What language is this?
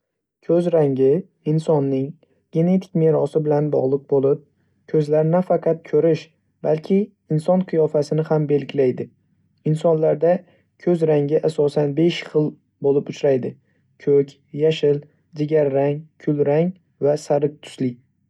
Uzbek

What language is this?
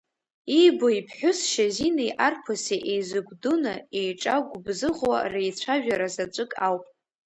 Abkhazian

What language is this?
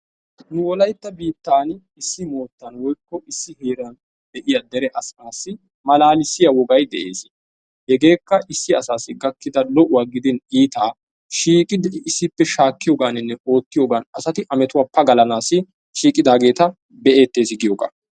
Wolaytta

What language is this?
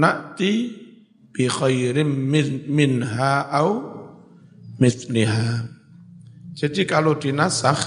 Indonesian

